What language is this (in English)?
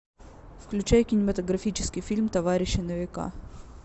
Russian